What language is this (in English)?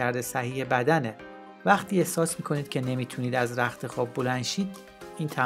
Persian